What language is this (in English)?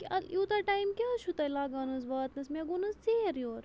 Kashmiri